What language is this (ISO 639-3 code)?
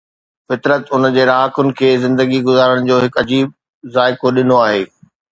snd